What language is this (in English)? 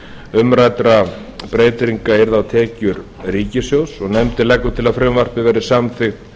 Icelandic